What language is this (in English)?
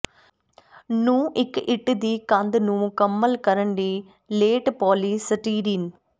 Punjabi